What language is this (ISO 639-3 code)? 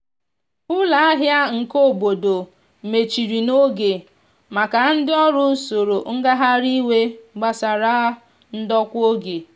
ibo